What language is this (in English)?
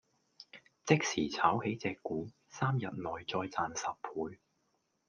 Cantonese